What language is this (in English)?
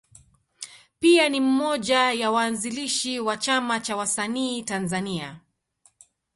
Swahili